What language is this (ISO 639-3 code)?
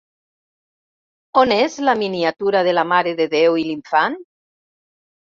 cat